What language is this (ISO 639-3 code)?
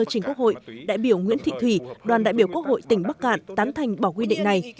vie